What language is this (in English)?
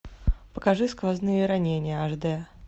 Russian